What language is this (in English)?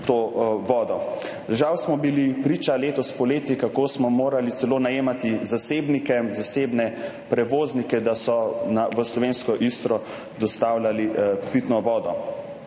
Slovenian